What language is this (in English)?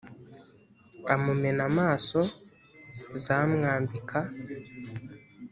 Kinyarwanda